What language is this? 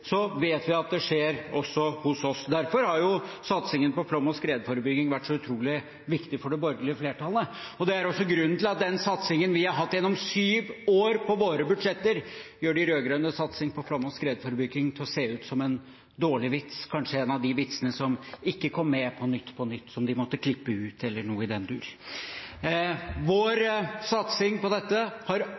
Norwegian Bokmål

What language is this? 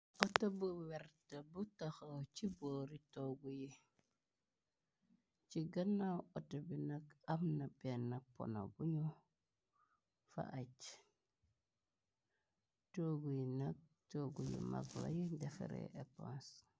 Wolof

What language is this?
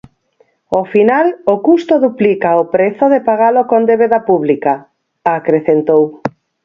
Galician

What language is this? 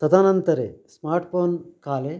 Sanskrit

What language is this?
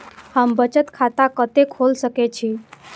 Maithili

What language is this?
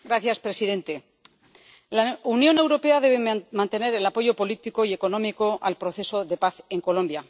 Spanish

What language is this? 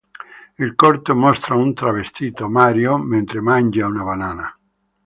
Italian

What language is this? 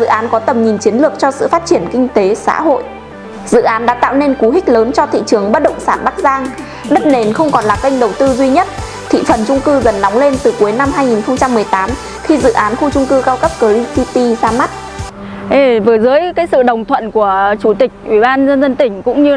Vietnamese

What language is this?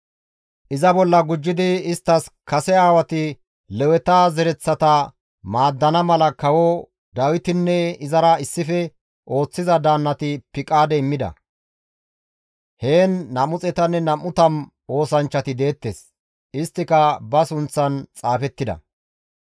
Gamo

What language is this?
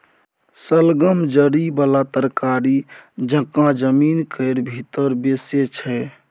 Maithili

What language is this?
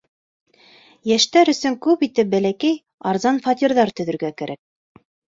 Bashkir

